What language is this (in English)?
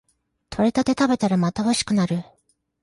Japanese